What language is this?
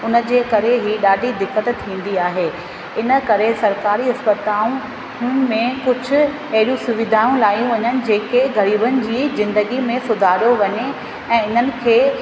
Sindhi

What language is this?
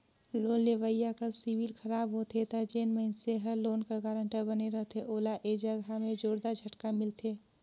Chhattisgarhi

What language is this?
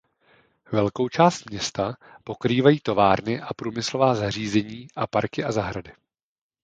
Czech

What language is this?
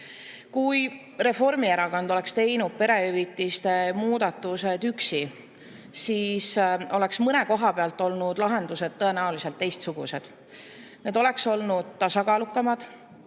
Estonian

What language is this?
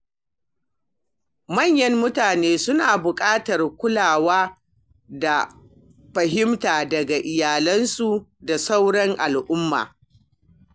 Hausa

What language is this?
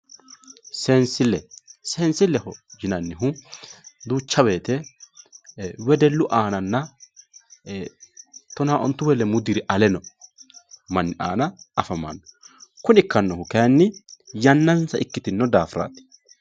Sidamo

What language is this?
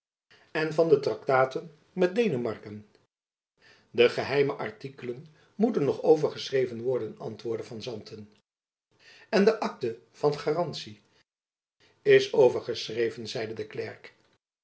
Dutch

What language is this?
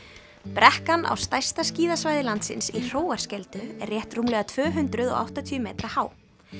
Icelandic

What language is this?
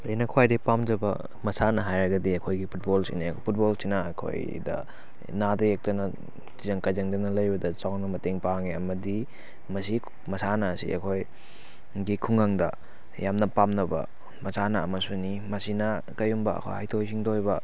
Manipuri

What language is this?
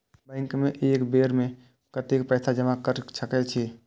Maithili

